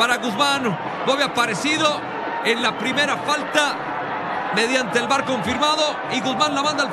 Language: Spanish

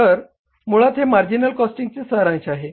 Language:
Marathi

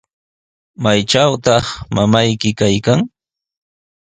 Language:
Sihuas Ancash Quechua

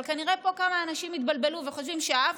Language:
Hebrew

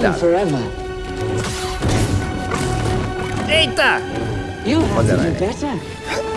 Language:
Portuguese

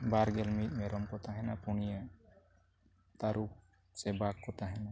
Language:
Santali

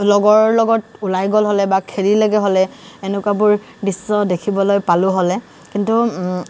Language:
Assamese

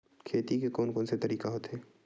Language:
Chhattisgarhi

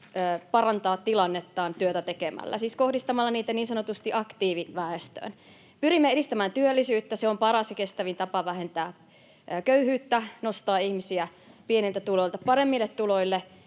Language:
Finnish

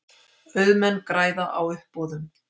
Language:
Icelandic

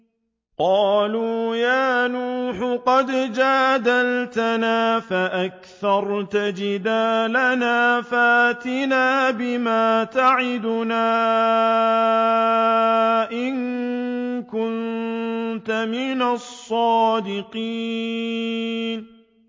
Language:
Arabic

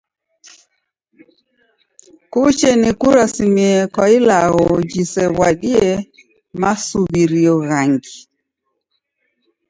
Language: Taita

